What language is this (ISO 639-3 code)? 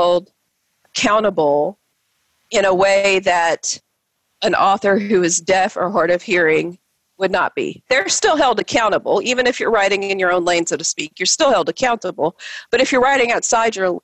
eng